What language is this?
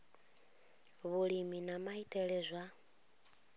Venda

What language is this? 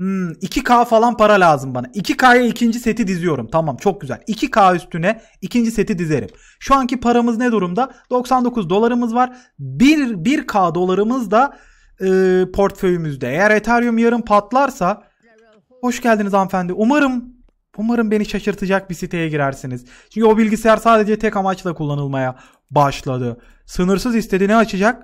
Turkish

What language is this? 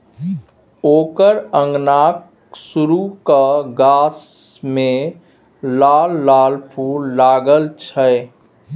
Maithili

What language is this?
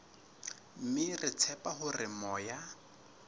Southern Sotho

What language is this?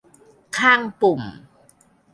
Thai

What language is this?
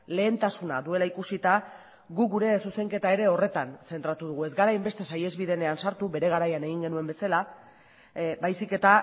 Basque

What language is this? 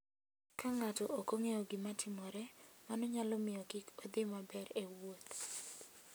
Luo (Kenya and Tanzania)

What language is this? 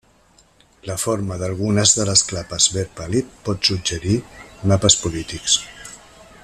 Catalan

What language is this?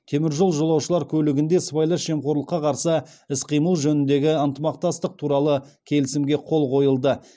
Kazakh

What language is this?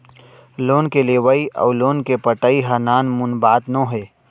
Chhattisgarhi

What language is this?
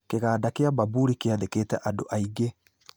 Kikuyu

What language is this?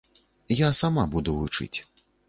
Belarusian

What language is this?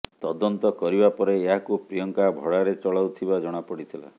Odia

